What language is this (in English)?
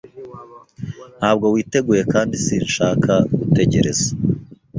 Kinyarwanda